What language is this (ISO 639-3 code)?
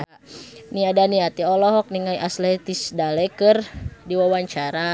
sun